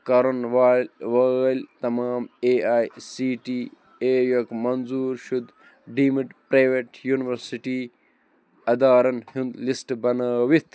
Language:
Kashmiri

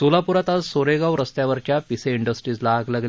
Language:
Marathi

